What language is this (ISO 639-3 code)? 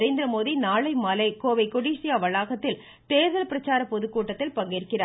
tam